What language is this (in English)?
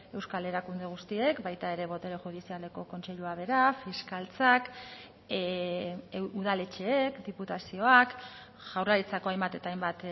Basque